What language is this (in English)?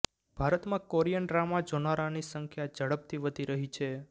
Gujarati